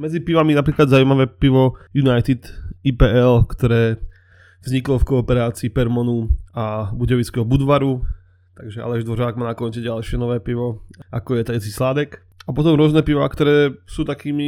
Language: Czech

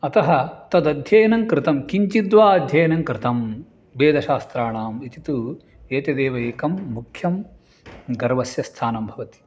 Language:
Sanskrit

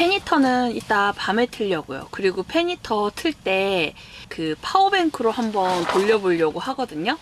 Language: Korean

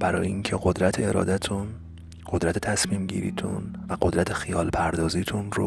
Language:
Persian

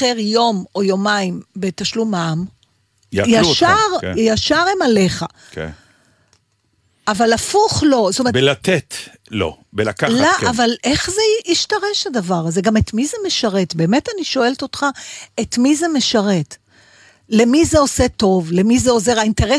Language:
Hebrew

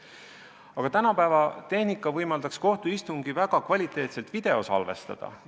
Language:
Estonian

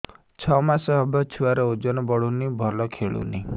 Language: Odia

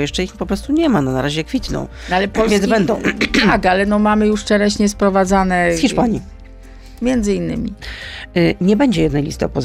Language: Polish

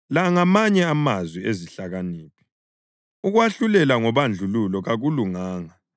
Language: North Ndebele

